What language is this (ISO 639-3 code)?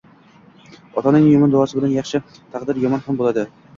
uzb